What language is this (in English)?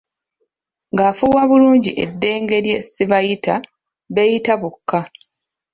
Ganda